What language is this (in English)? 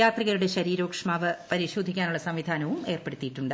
Malayalam